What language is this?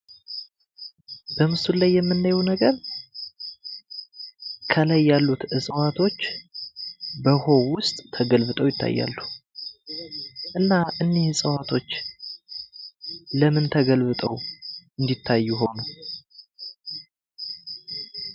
Amharic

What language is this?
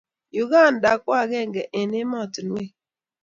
Kalenjin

